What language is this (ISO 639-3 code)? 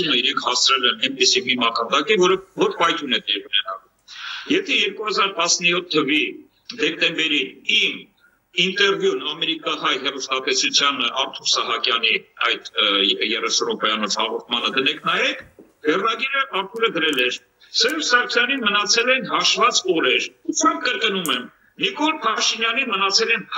ron